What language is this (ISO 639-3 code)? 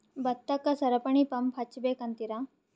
kan